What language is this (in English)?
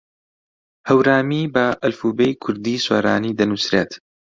Central Kurdish